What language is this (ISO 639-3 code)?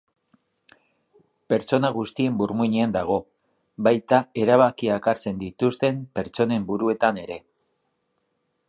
eus